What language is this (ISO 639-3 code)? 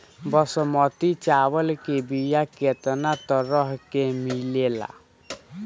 bho